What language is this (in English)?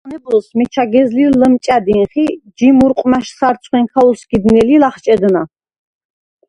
Svan